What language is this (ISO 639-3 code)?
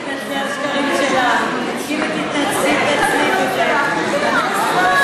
heb